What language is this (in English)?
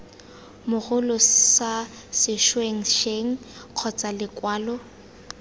Tswana